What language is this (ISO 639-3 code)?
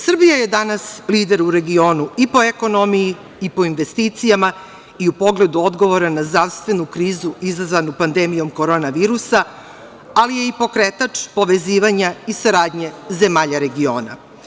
srp